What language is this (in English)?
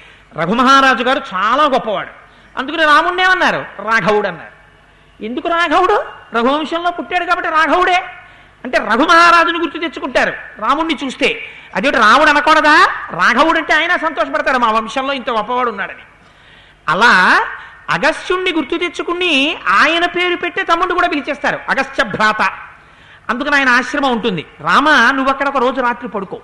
Telugu